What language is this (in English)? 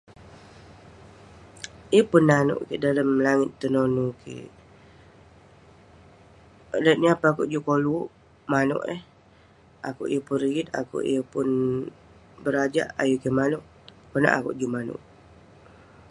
Western Penan